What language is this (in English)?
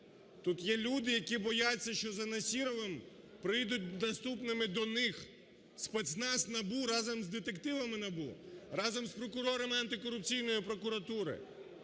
Ukrainian